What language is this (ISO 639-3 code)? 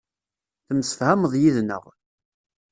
kab